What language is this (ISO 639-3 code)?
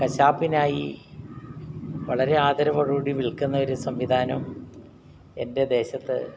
mal